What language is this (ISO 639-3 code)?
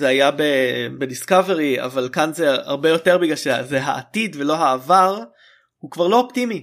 heb